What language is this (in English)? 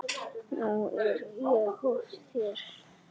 Icelandic